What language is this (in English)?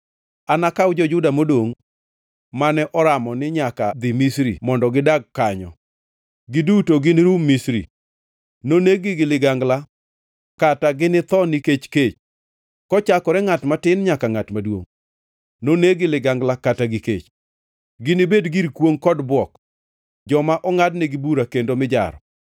Luo (Kenya and Tanzania)